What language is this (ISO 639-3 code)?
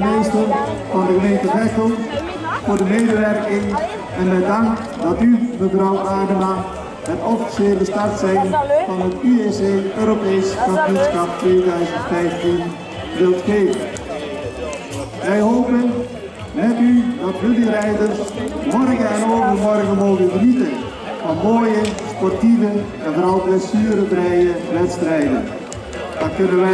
nld